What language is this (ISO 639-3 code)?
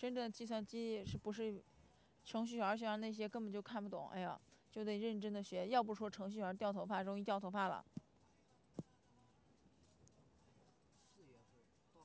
zho